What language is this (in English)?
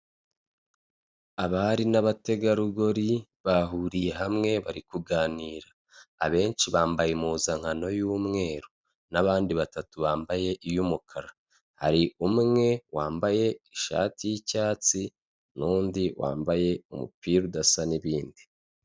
Kinyarwanda